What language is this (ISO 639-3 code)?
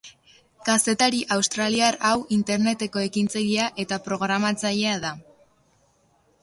eus